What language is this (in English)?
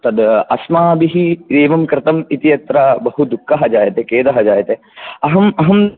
Sanskrit